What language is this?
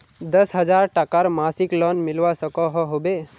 Magahi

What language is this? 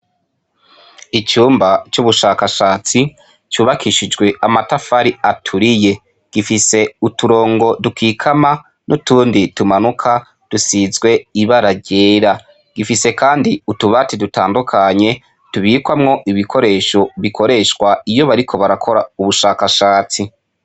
Rundi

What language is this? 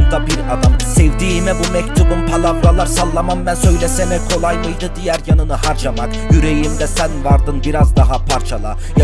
Turkish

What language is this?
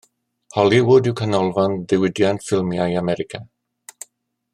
Welsh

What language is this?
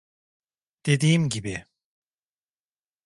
Turkish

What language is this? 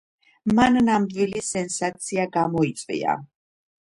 Georgian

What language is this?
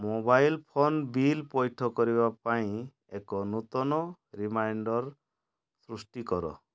Odia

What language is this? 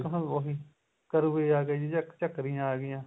Punjabi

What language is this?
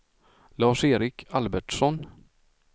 Swedish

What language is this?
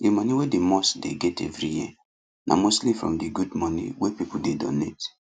Nigerian Pidgin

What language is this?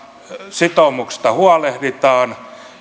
Finnish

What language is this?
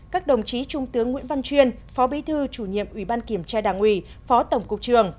Vietnamese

